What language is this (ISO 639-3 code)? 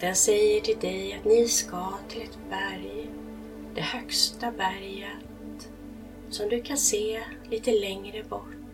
swe